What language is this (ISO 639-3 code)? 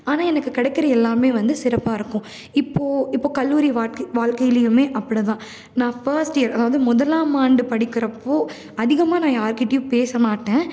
tam